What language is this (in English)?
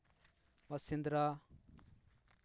Santali